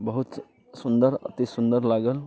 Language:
Maithili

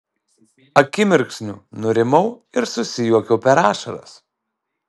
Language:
Lithuanian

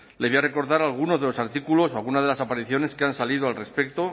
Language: Spanish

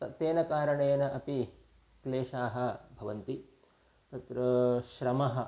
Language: Sanskrit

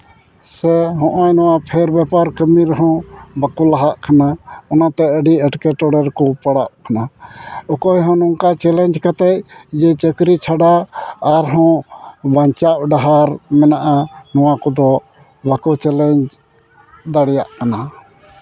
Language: Santali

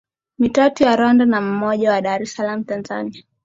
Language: Swahili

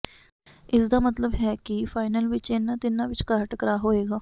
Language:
Punjabi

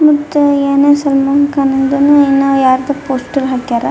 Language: Kannada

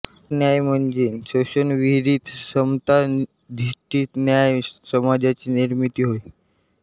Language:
Marathi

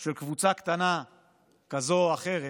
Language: Hebrew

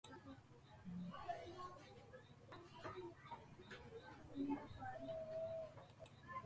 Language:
Southern Pastaza Quechua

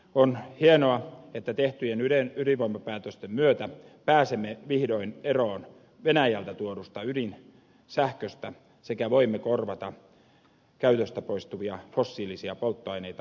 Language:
Finnish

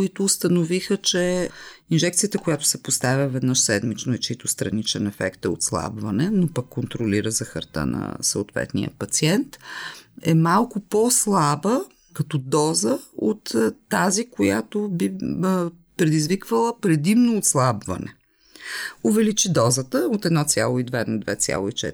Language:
Bulgarian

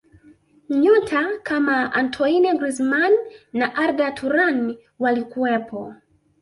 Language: Swahili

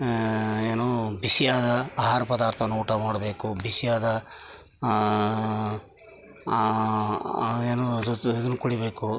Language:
Kannada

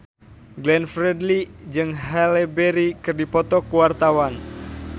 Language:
Sundanese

